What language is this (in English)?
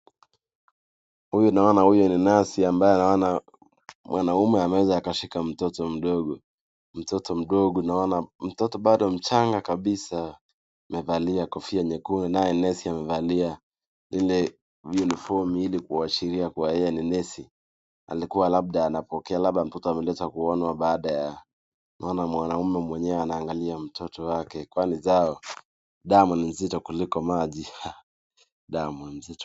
Swahili